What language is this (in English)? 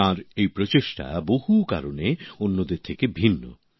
Bangla